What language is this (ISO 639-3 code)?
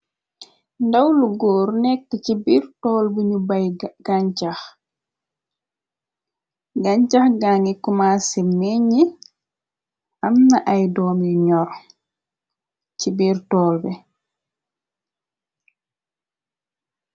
wol